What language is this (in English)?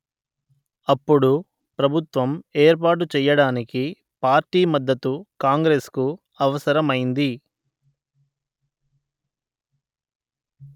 Telugu